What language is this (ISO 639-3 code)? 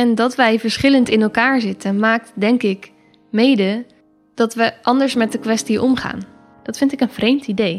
nld